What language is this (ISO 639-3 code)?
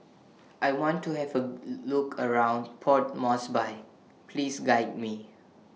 eng